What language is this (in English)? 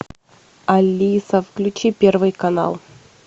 Russian